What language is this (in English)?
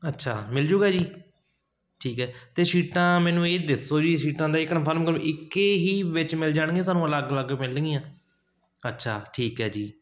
Punjabi